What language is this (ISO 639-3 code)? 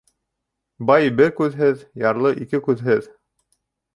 bak